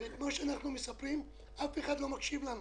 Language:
Hebrew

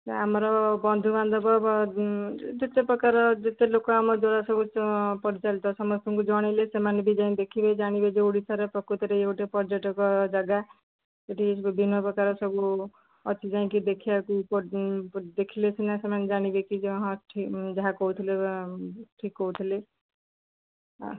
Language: Odia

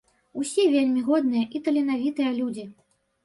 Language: Belarusian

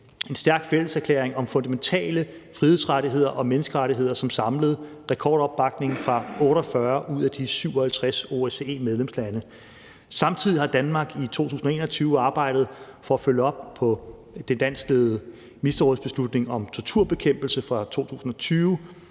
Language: Danish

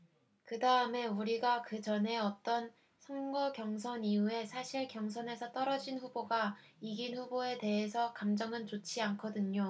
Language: Korean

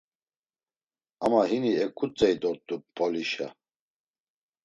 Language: Laz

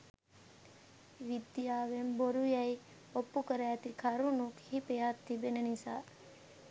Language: Sinhala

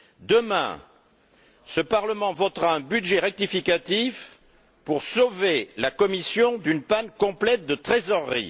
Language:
French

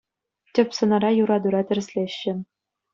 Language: Chuvash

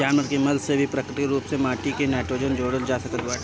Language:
Bhojpuri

